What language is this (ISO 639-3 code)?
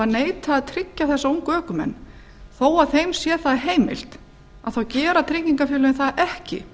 isl